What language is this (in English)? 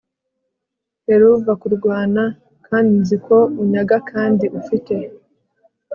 Kinyarwanda